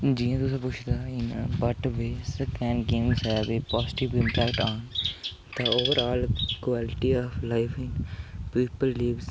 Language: Dogri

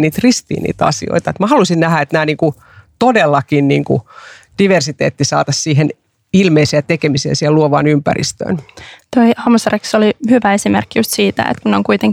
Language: Finnish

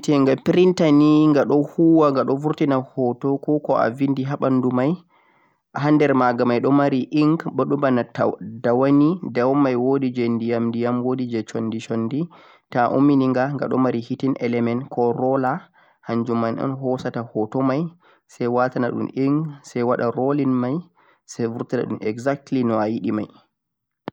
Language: Central-Eastern Niger Fulfulde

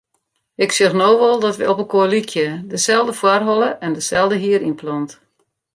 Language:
Western Frisian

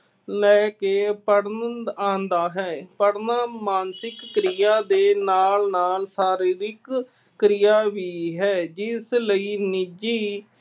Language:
Punjabi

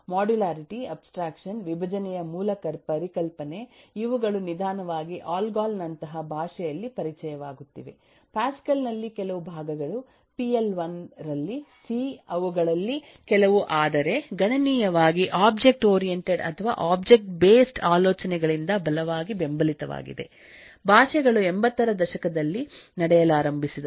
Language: Kannada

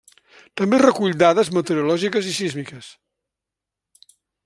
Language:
Catalan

